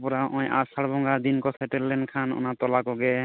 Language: Santali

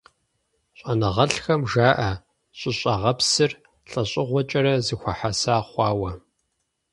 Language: Kabardian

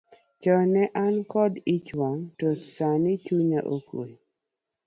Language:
Luo (Kenya and Tanzania)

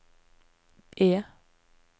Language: Norwegian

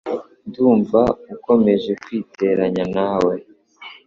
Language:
Kinyarwanda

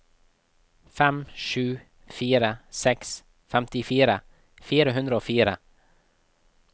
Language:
Norwegian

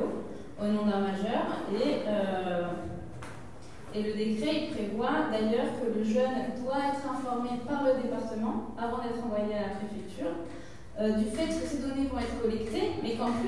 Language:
French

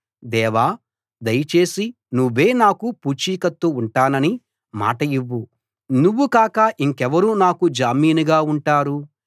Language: Telugu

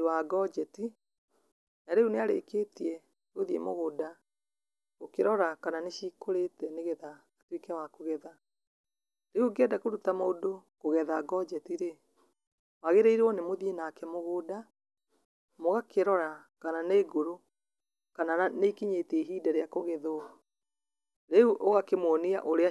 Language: Kikuyu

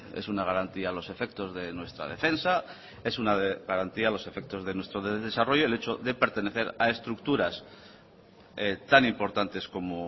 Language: Spanish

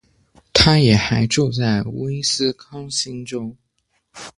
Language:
Chinese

